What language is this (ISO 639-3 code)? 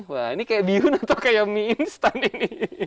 ind